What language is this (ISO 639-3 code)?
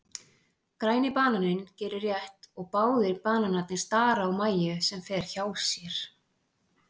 isl